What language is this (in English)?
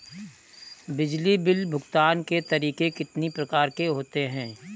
Hindi